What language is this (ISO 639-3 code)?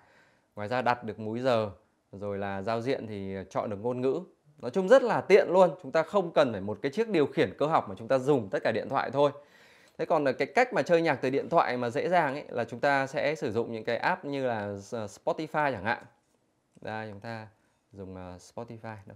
vie